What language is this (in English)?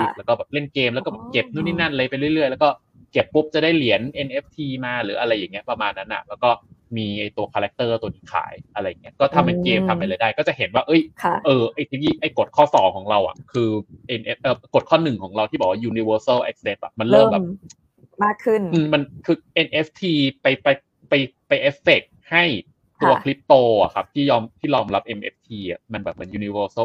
Thai